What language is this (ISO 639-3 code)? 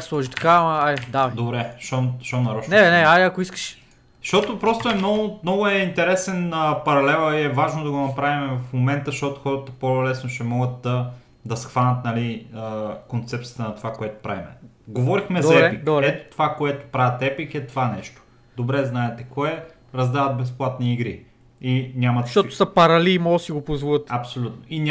bul